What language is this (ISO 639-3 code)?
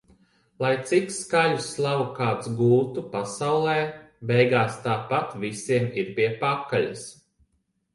lav